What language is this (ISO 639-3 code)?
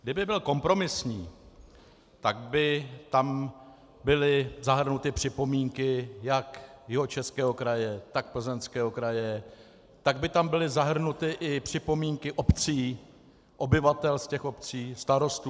ces